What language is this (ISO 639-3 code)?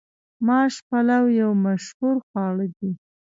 pus